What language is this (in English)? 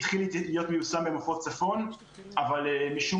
Hebrew